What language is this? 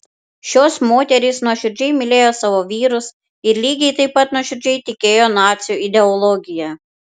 Lithuanian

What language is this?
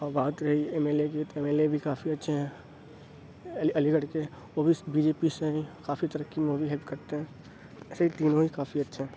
Urdu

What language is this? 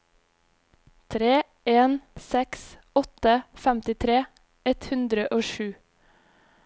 Norwegian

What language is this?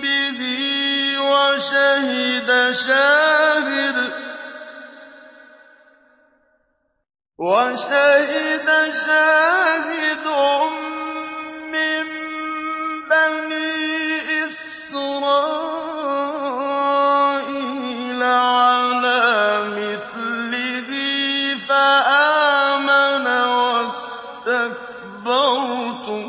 Arabic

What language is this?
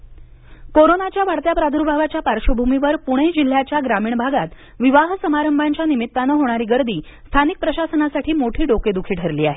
Marathi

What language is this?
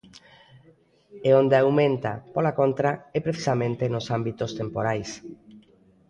Galician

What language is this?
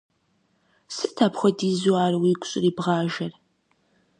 Kabardian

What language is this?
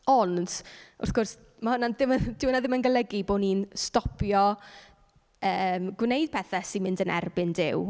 Welsh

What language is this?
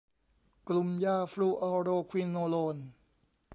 Thai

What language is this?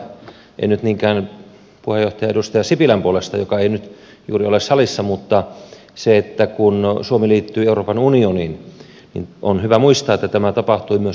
Finnish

